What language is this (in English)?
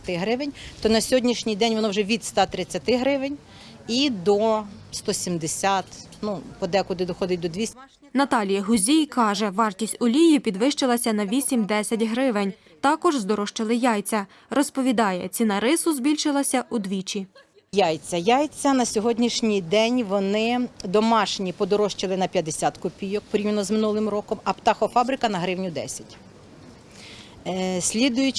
Ukrainian